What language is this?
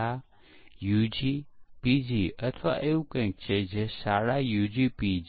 Gujarati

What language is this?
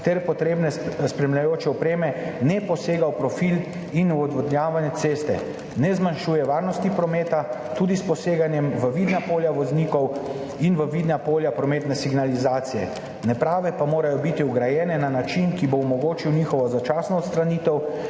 Slovenian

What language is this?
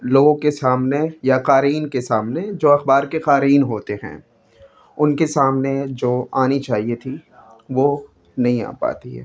Urdu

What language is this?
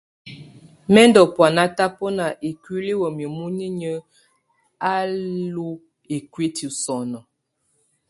Tunen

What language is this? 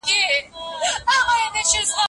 Pashto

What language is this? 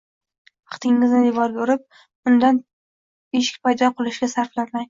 Uzbek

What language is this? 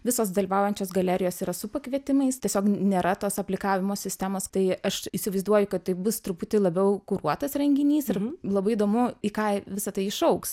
Lithuanian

